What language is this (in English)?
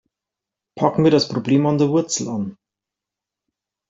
German